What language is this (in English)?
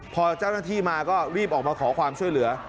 Thai